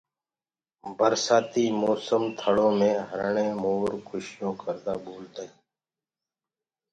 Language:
Gurgula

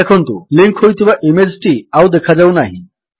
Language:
Odia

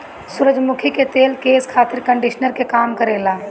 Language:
Bhojpuri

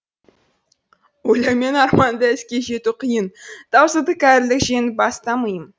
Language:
Kazakh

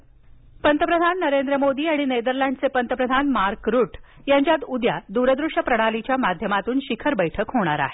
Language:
Marathi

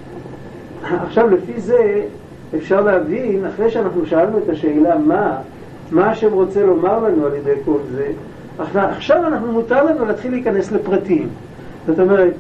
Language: Hebrew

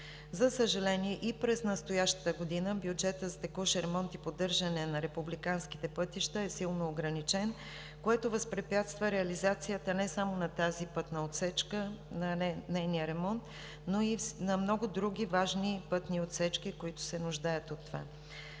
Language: Bulgarian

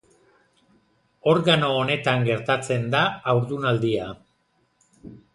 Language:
Basque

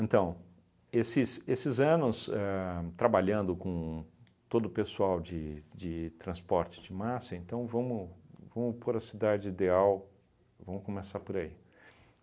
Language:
Portuguese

